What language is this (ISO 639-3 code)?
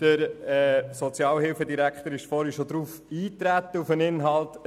gsw